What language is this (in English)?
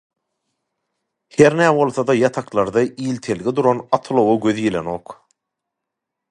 Turkmen